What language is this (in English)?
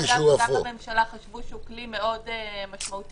Hebrew